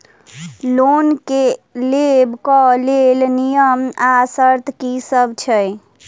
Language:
Maithili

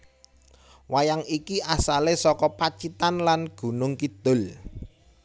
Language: Javanese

